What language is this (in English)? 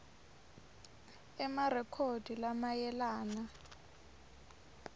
Swati